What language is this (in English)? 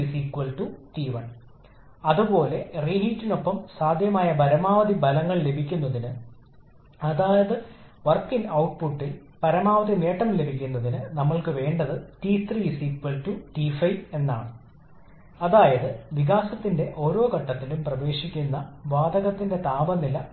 Malayalam